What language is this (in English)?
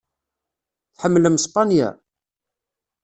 Kabyle